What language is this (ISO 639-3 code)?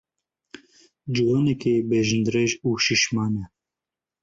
kur